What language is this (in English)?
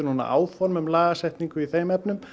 Icelandic